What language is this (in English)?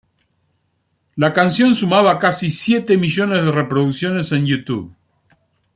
Spanish